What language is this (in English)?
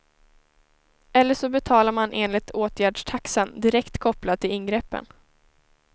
Swedish